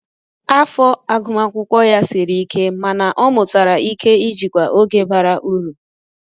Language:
Igbo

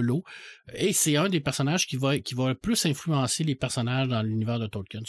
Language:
French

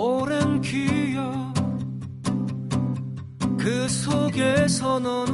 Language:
Korean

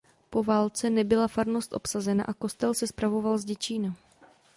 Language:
Czech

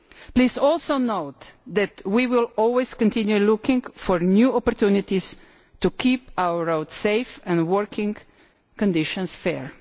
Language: English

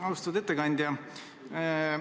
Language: Estonian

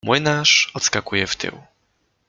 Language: Polish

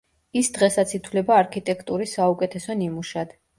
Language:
Georgian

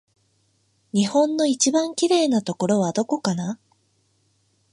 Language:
Japanese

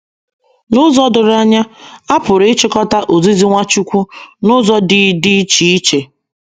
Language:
Igbo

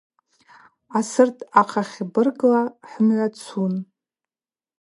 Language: Abaza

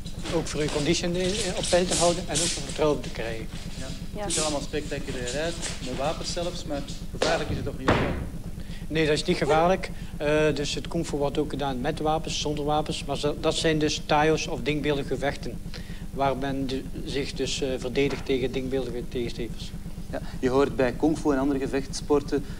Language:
Dutch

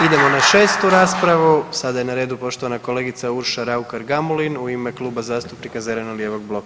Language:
Croatian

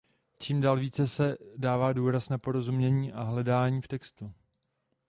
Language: Czech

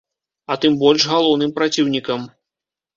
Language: Belarusian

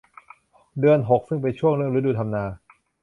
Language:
Thai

